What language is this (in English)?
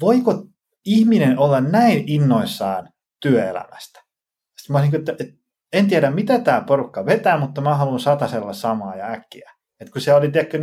Finnish